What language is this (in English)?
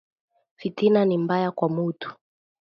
Swahili